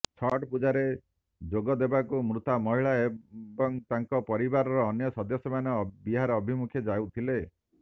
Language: Odia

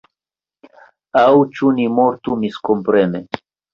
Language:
Esperanto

